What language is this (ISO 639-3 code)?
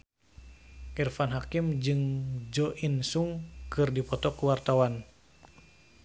sun